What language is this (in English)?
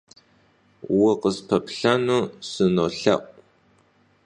Kabardian